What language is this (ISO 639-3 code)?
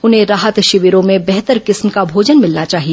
hin